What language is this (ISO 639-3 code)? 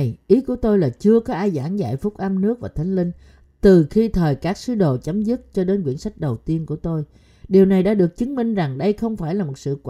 vie